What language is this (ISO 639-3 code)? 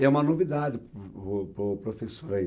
por